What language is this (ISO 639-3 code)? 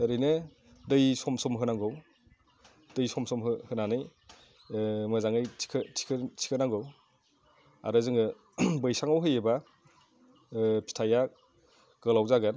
brx